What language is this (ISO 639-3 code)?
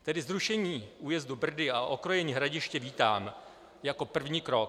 ces